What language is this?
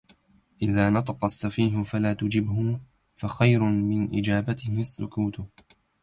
Arabic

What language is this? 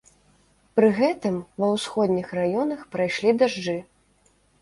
Belarusian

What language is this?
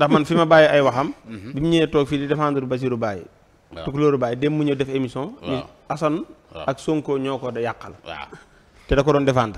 French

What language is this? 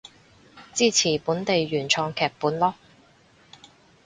Cantonese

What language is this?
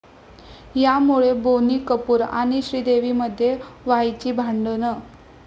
Marathi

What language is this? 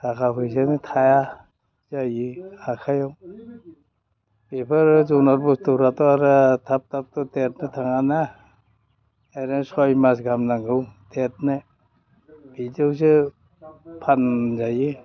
Bodo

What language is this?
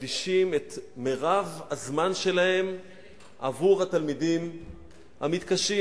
Hebrew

